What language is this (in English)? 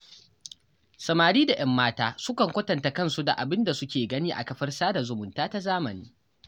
Hausa